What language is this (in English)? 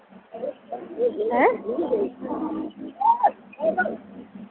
Dogri